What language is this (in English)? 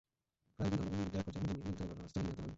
Bangla